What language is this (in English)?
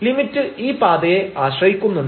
Malayalam